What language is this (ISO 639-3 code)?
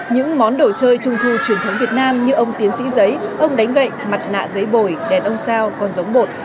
vie